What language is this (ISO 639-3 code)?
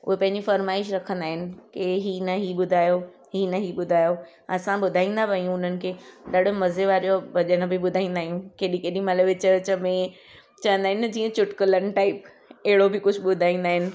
snd